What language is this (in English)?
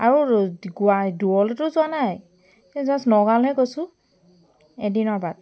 Assamese